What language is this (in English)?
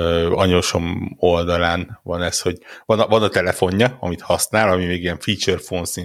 Hungarian